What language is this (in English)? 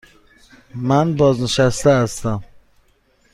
Persian